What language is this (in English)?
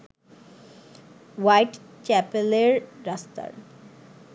Bangla